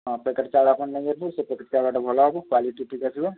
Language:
Odia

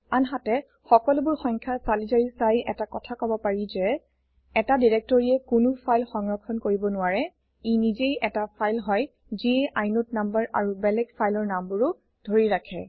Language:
Assamese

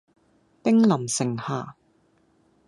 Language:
Cantonese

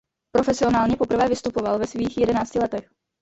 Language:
Czech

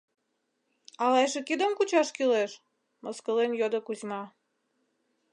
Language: Mari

